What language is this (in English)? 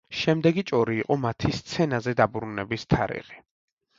Georgian